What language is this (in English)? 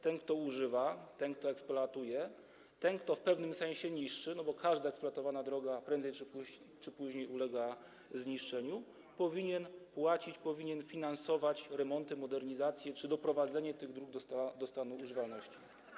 Polish